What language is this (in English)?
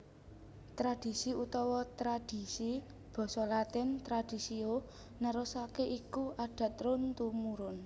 Javanese